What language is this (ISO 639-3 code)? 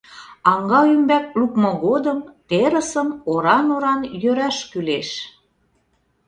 chm